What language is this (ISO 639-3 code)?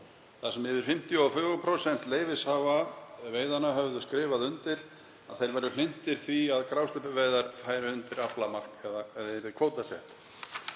isl